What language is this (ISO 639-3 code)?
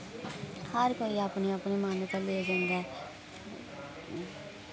doi